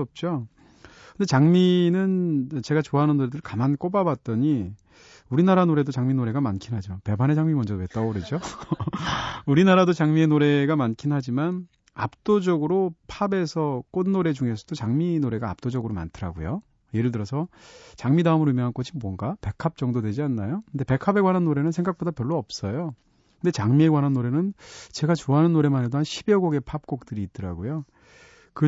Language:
Korean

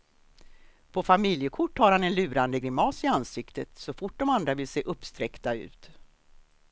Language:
Swedish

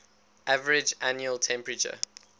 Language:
English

